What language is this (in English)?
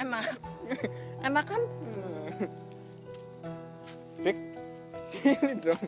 Indonesian